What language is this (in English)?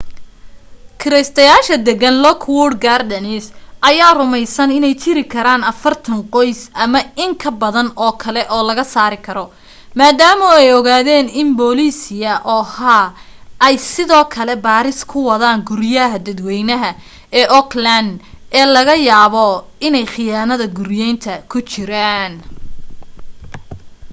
Somali